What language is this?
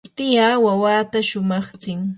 Yanahuanca Pasco Quechua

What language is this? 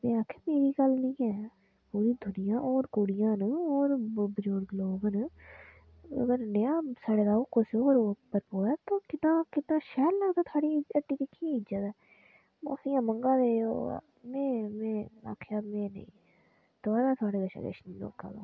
Dogri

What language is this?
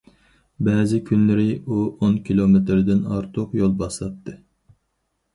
Uyghur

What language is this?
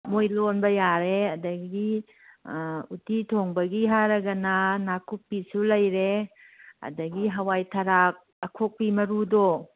Manipuri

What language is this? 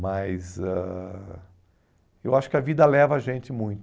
Portuguese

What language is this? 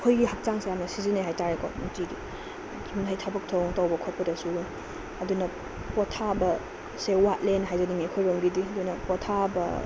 Manipuri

